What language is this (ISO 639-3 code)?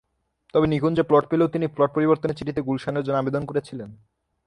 ben